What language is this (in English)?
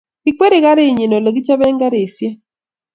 Kalenjin